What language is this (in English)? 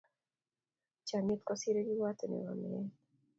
Kalenjin